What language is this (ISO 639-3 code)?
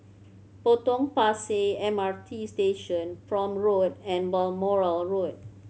eng